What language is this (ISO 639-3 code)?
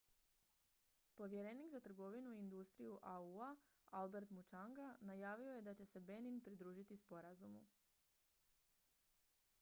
hrv